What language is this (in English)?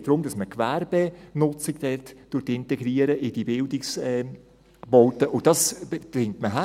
Swiss German